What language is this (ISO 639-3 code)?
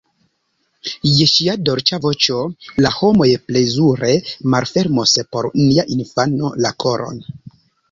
epo